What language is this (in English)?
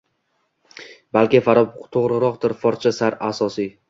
Uzbek